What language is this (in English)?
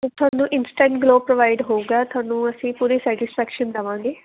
Punjabi